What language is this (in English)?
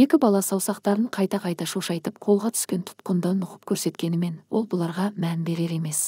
Turkish